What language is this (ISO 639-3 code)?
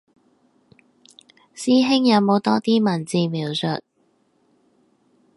yue